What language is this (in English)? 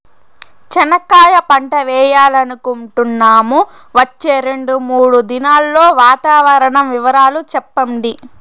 Telugu